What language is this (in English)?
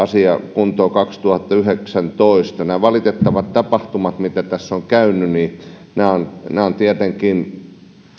Finnish